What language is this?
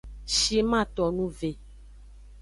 Aja (Benin)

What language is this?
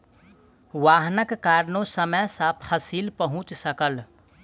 Maithili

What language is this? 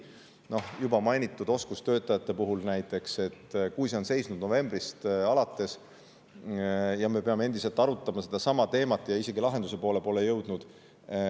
Estonian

